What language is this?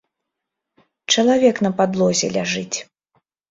Belarusian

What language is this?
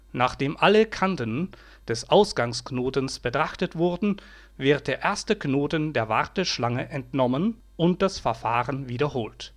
German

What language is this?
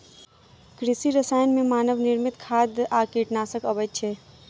Maithili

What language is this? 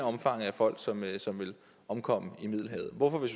Danish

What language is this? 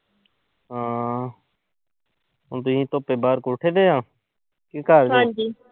Punjabi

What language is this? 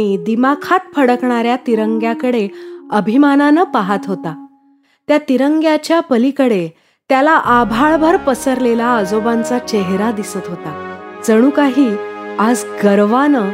Marathi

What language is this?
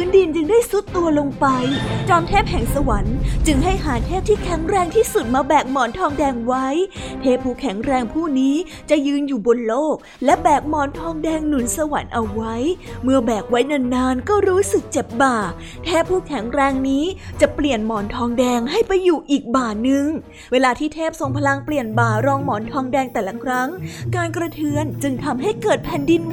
Thai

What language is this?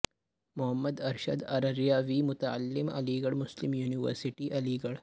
Urdu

